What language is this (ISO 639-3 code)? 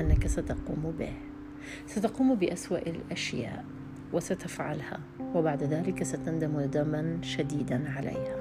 ara